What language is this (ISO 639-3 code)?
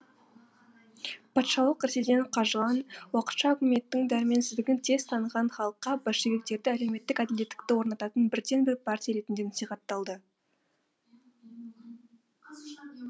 kaz